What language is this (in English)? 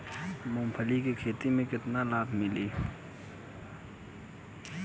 Bhojpuri